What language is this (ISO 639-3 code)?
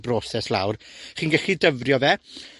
cym